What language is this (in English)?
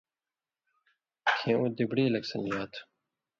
Indus Kohistani